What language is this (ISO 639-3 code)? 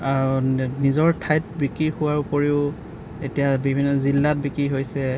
asm